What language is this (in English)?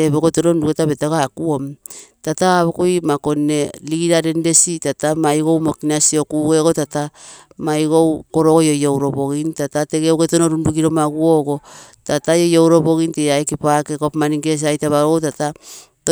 Terei